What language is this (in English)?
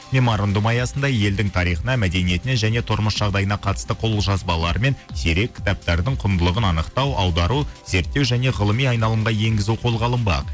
Kazakh